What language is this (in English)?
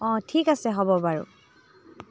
Assamese